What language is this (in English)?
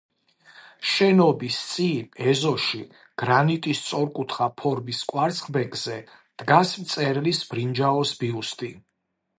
Georgian